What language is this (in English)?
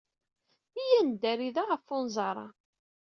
Kabyle